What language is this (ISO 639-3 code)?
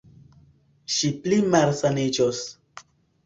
epo